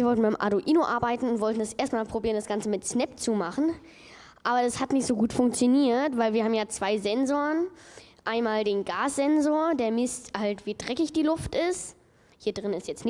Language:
German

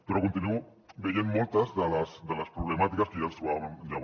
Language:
Catalan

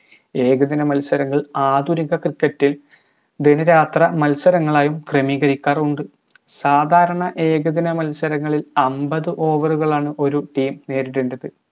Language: Malayalam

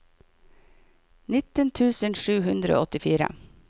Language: Norwegian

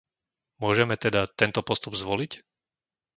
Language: Slovak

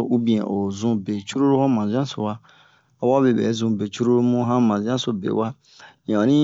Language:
Bomu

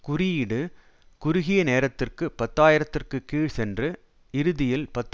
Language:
Tamil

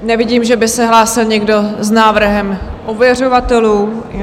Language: Czech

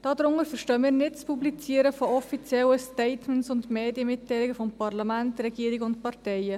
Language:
Swiss German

